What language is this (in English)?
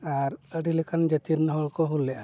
Santali